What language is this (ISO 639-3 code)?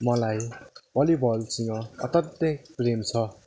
nep